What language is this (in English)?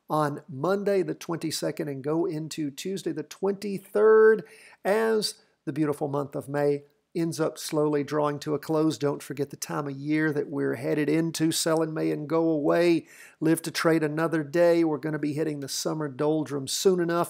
English